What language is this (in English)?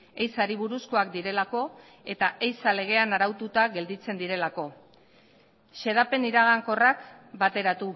Basque